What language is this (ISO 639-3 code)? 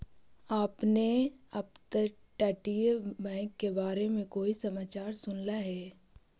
mag